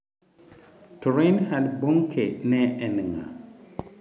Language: Luo (Kenya and Tanzania)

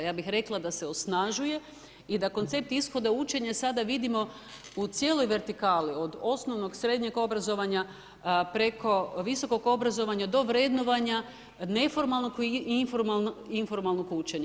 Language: Croatian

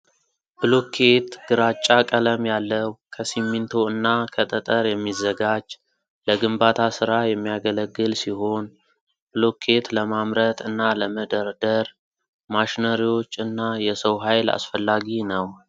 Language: Amharic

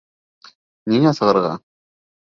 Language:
Bashkir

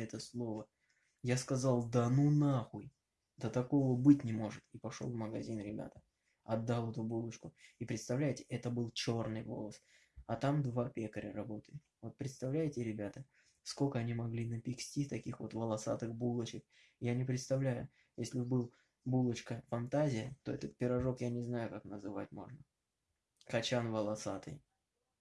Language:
Russian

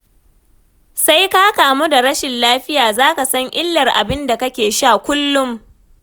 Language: Hausa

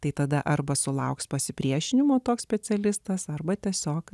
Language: Lithuanian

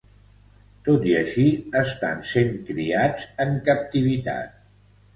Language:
Catalan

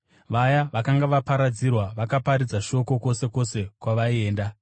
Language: Shona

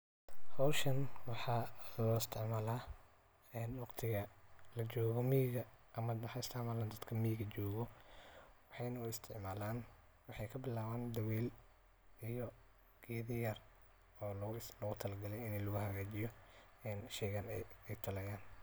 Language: Somali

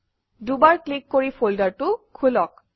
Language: Assamese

